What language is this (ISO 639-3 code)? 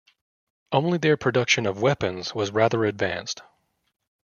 eng